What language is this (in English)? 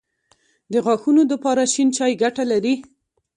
Pashto